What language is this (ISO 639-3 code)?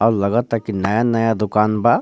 bho